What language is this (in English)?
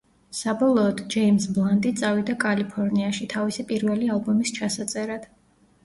Georgian